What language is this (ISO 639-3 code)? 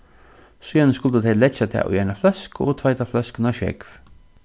fao